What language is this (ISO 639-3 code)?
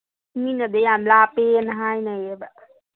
mni